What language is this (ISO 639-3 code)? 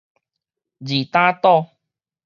nan